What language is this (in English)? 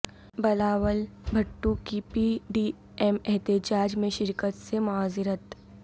Urdu